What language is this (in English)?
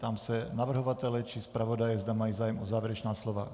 Czech